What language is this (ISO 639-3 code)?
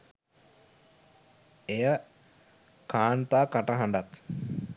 sin